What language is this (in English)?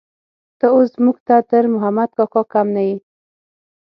Pashto